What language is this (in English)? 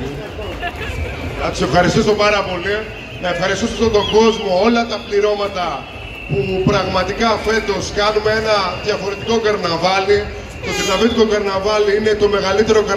Greek